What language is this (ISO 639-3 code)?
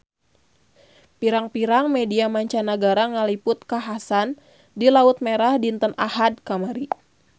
sun